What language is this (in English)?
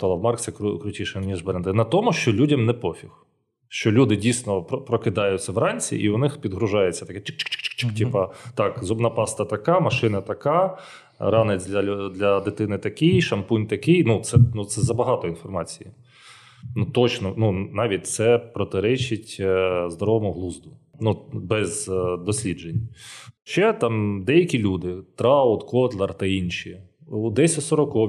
Ukrainian